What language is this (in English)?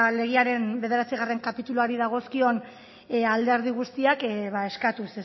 Basque